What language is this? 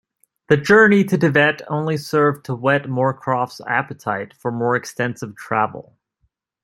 English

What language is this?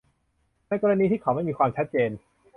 Thai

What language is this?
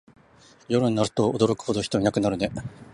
Japanese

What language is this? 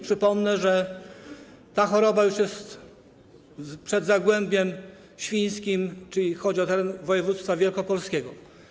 Polish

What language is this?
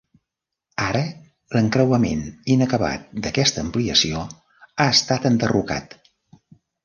Catalan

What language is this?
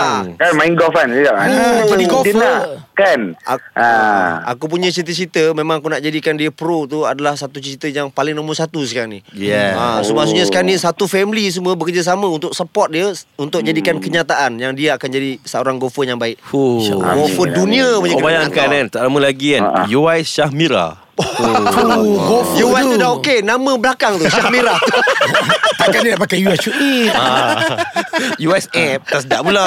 Malay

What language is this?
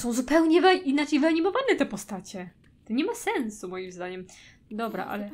Polish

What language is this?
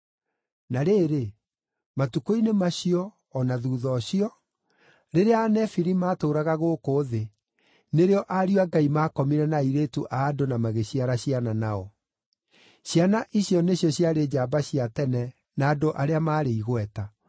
Kikuyu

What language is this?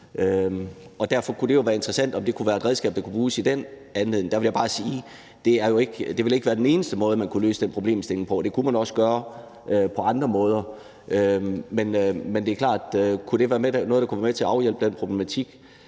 Danish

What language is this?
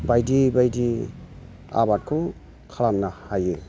Bodo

